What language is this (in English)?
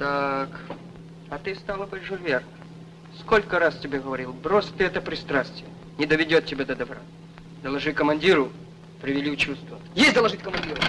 Russian